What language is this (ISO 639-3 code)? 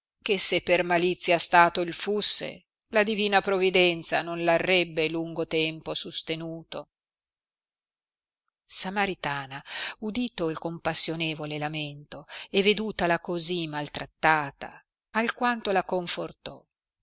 ita